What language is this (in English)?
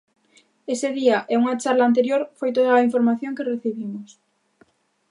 Galician